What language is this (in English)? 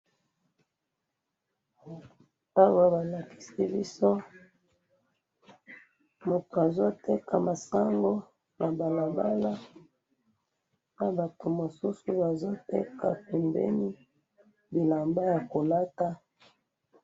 Lingala